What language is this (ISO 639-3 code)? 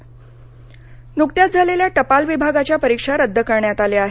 mar